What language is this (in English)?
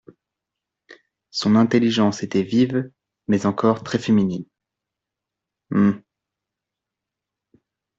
French